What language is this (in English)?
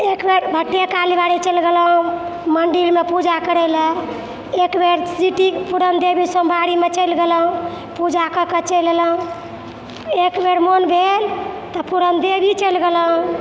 Maithili